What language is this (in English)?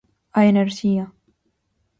Galician